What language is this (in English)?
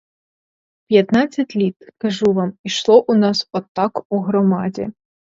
Ukrainian